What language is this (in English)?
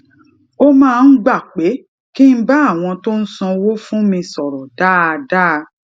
Yoruba